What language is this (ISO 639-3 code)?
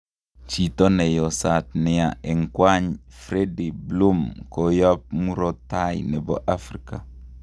kln